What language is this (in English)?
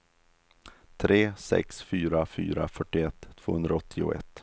Swedish